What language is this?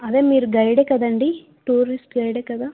Telugu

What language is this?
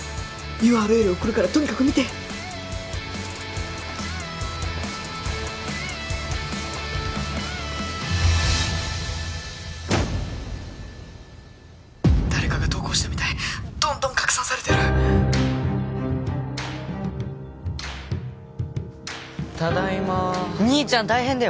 Japanese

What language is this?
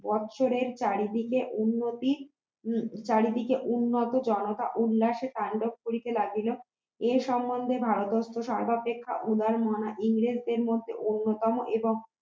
Bangla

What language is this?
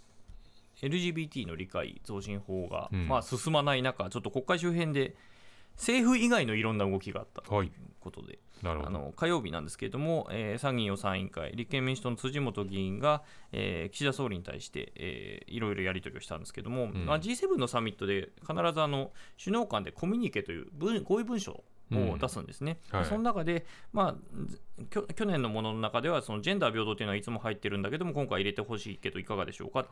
Japanese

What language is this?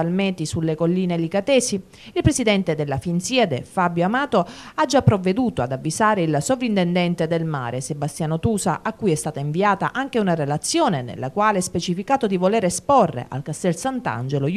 Italian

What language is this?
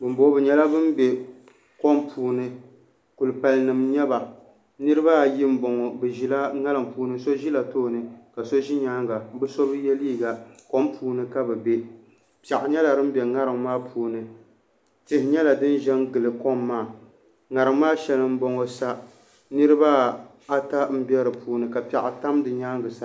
Dagbani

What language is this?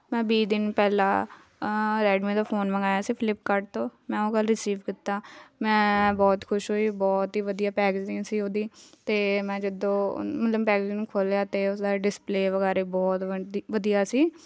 Punjabi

